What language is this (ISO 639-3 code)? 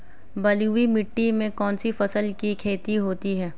hin